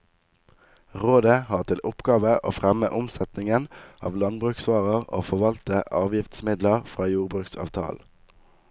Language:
Norwegian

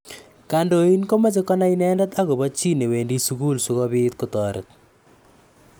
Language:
Kalenjin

